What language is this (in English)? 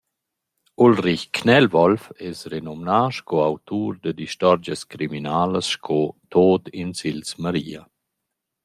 Romansh